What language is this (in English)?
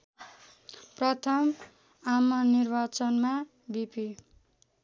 Nepali